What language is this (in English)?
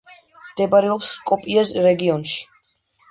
Georgian